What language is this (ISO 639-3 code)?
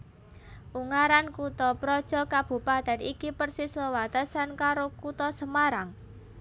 jav